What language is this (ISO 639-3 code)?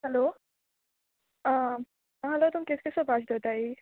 kok